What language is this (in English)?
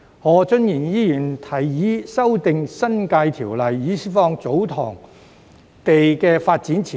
Cantonese